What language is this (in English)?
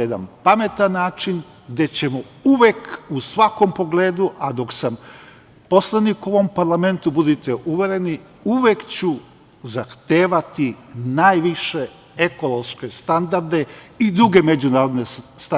Serbian